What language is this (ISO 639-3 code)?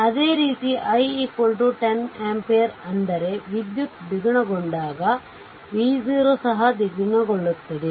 kan